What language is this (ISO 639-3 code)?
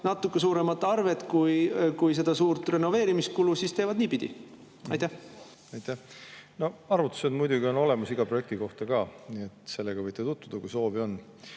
est